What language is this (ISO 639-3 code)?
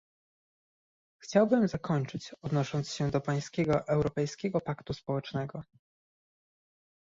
pol